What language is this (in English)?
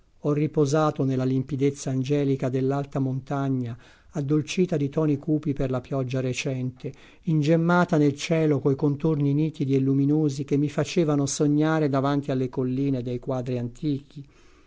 Italian